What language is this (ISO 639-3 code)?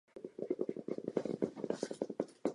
ces